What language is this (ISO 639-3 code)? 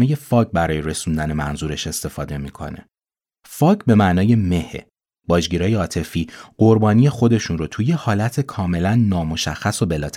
fas